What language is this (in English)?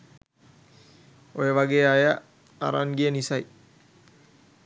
Sinhala